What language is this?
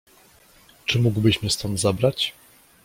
Polish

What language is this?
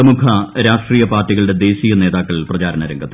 Malayalam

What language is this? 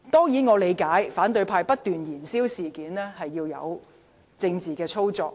Cantonese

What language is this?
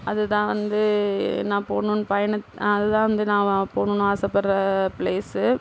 Tamil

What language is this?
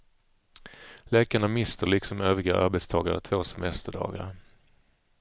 Swedish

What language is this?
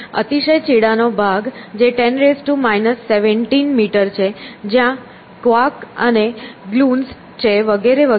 Gujarati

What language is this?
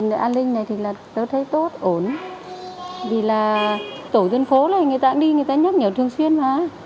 Vietnamese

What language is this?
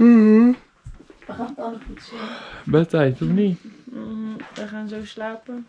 Dutch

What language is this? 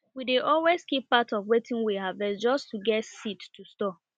Nigerian Pidgin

